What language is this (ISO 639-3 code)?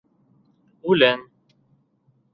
bak